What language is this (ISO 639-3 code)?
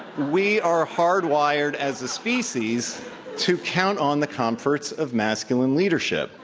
eng